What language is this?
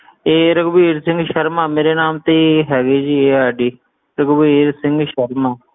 Punjabi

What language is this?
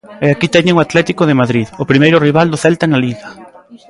Galician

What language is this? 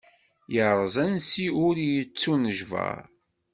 Kabyle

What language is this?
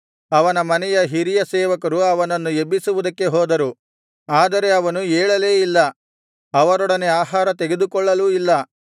Kannada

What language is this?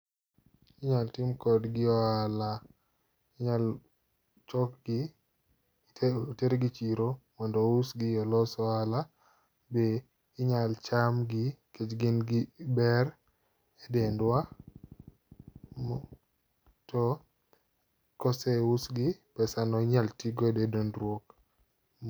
Luo (Kenya and Tanzania)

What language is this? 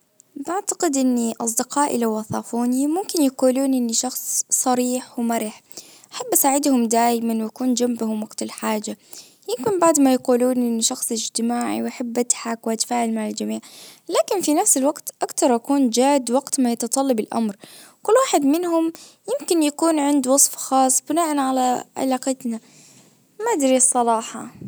Najdi Arabic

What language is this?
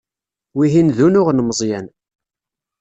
Kabyle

